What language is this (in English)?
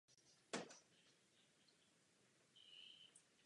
Czech